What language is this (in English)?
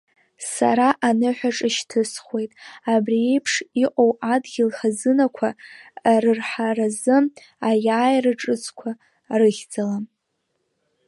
Abkhazian